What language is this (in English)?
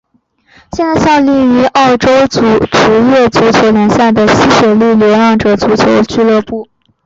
Chinese